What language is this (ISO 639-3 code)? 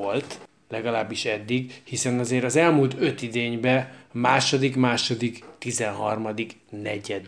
hun